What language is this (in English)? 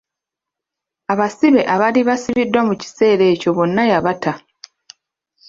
Ganda